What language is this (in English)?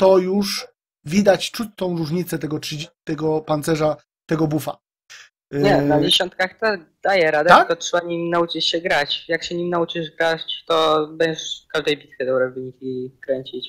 Polish